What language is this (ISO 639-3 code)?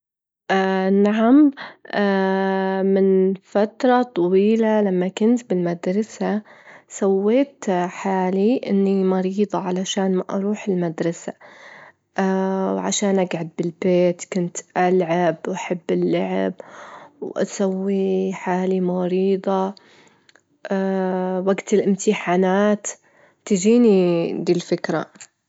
afb